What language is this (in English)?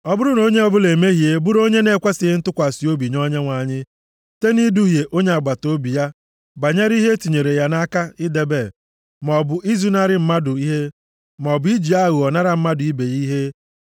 Igbo